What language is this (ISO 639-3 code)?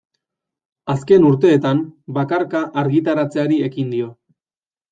eus